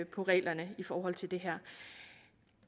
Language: Danish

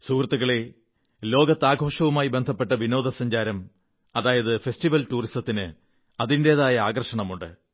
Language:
Malayalam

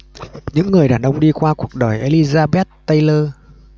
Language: Vietnamese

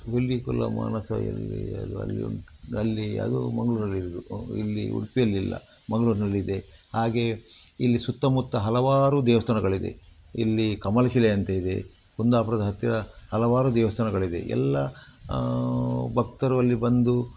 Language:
Kannada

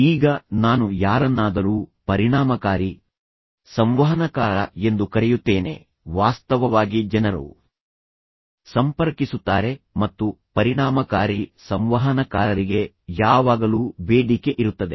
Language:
Kannada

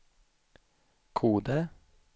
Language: Swedish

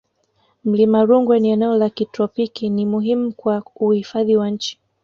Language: Swahili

